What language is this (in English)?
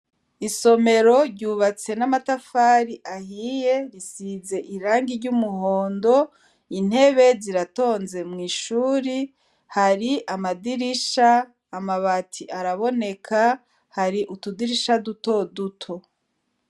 Rundi